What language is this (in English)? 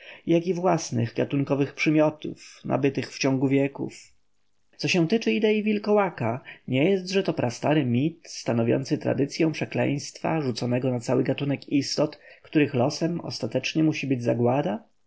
Polish